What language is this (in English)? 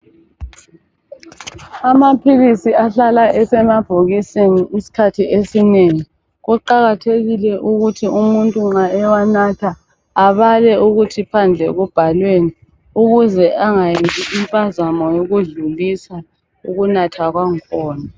North Ndebele